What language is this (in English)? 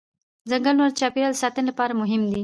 Pashto